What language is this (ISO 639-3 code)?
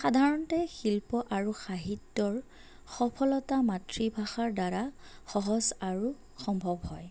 asm